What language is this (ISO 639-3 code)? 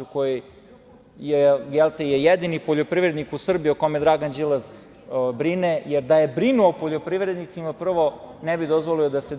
srp